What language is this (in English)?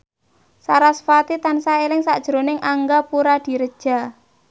Javanese